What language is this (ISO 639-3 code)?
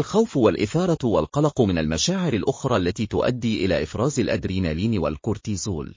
ara